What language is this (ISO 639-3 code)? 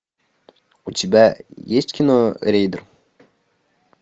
rus